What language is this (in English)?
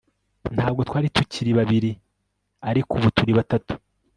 Kinyarwanda